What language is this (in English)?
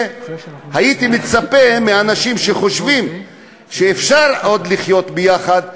Hebrew